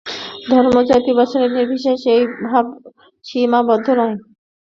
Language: Bangla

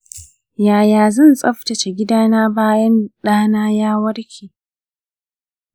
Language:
Hausa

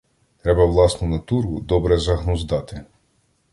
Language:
Ukrainian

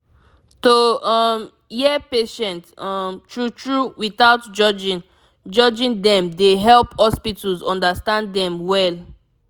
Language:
Nigerian Pidgin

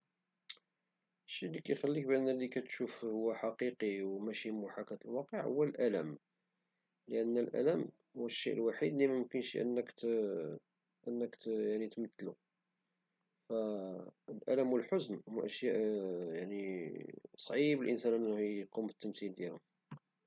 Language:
Moroccan Arabic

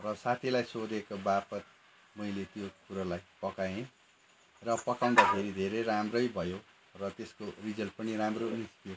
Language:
Nepali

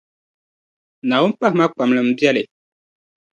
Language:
Dagbani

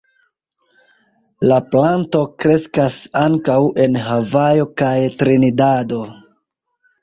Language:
Esperanto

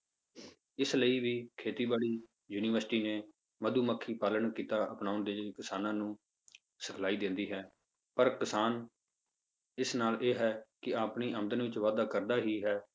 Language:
Punjabi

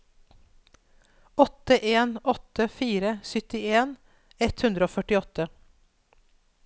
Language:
Norwegian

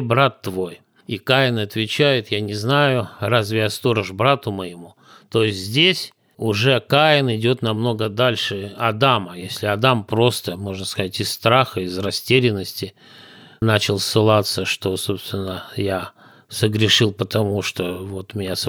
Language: Russian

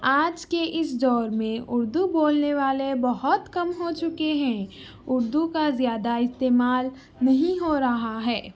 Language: Urdu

